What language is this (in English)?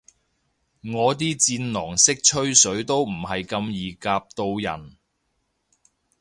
Cantonese